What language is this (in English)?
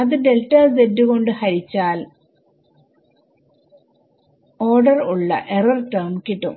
Malayalam